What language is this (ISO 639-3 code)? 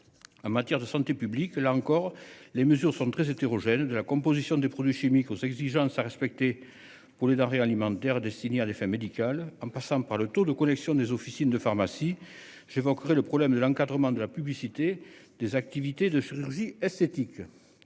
fra